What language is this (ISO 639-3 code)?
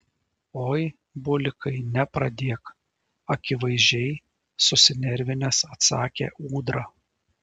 lit